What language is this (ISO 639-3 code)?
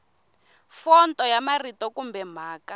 tso